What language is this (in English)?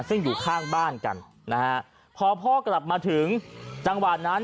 Thai